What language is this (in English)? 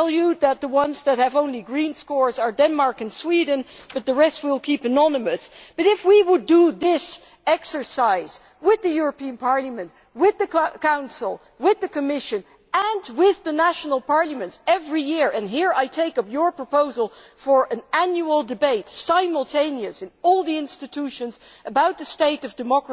English